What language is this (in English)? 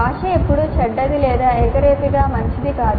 Telugu